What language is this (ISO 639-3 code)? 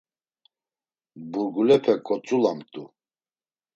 lzz